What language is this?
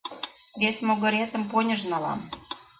Mari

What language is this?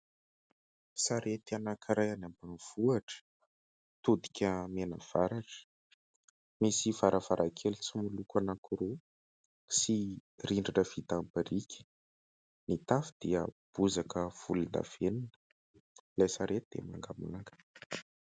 Malagasy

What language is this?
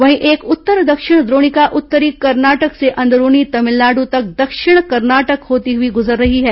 Hindi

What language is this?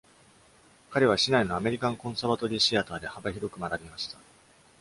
Japanese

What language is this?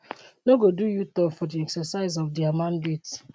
Nigerian Pidgin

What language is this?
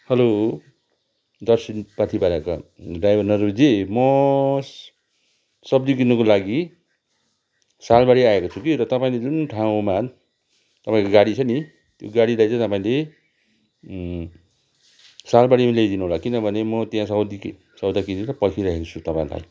Nepali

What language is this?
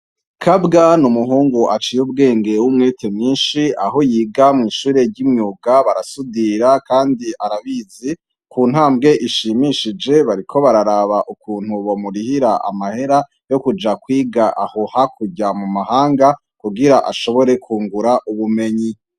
Rundi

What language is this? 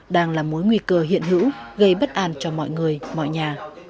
Vietnamese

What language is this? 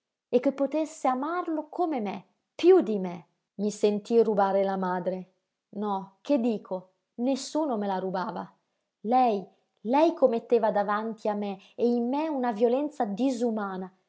Italian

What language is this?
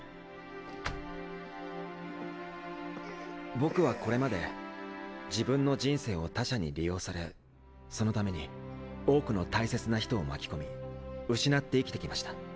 Japanese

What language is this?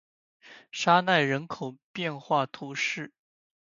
Chinese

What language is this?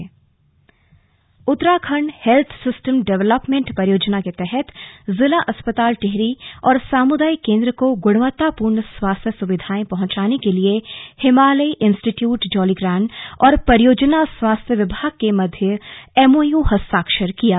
Hindi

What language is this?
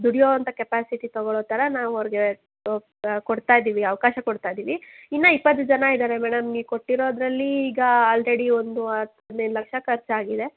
Kannada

